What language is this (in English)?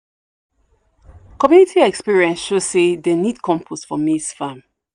Nigerian Pidgin